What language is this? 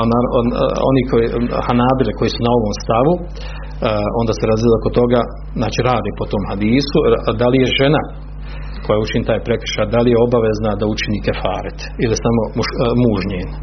Croatian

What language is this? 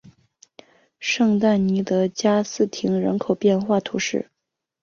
Chinese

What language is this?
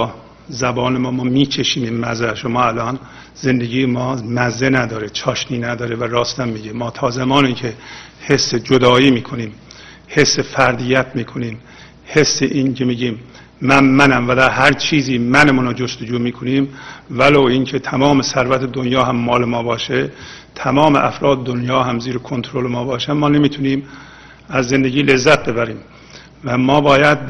Persian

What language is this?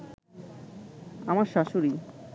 Bangla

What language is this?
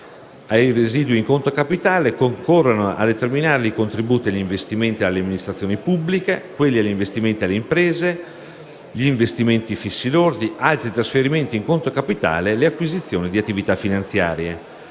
Italian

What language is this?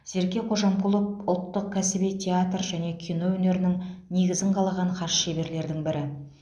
Kazakh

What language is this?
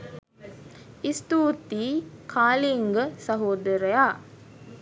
Sinhala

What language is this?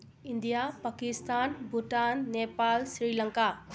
Manipuri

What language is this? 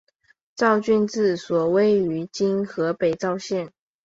Chinese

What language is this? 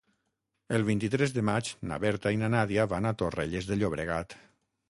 Catalan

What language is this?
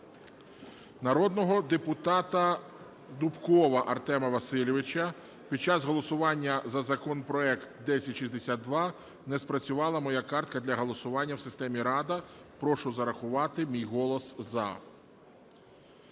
Ukrainian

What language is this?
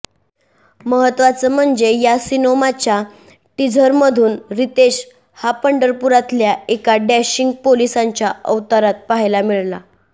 Marathi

